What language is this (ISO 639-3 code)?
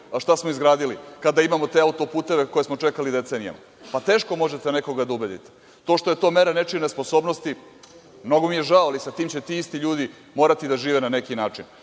srp